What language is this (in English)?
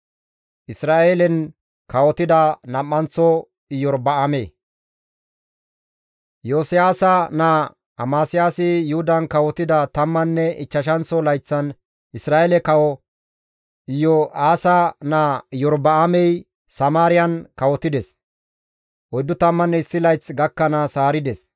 Gamo